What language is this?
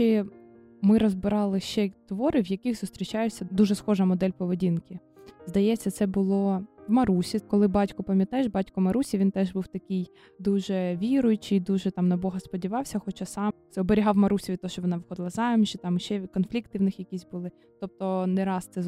Ukrainian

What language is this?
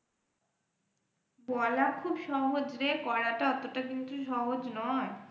Bangla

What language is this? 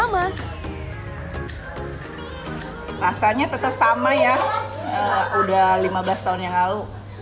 Indonesian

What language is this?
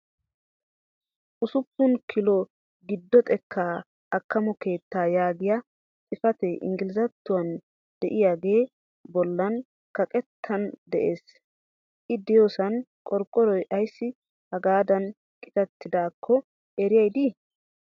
Wolaytta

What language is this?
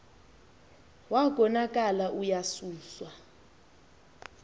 Xhosa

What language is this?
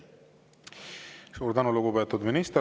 Estonian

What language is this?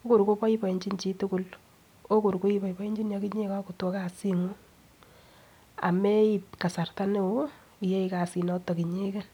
Kalenjin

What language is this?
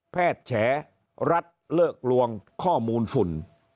Thai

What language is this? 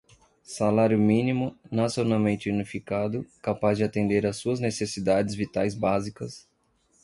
Portuguese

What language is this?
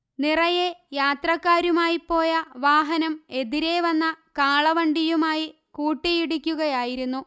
Malayalam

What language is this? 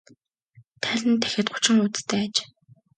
Mongolian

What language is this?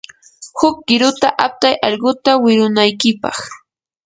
Yanahuanca Pasco Quechua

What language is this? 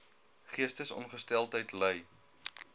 Afrikaans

